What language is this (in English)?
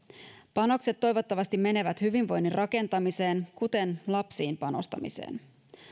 Finnish